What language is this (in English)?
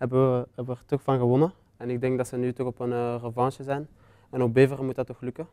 Dutch